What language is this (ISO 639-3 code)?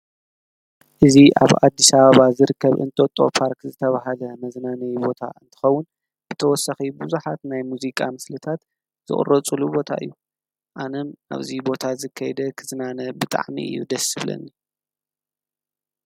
tir